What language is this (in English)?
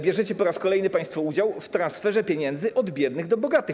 Polish